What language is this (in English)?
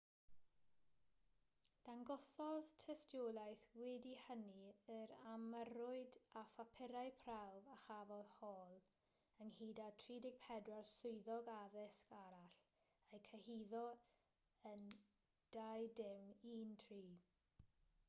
Welsh